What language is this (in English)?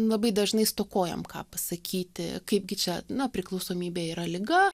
Lithuanian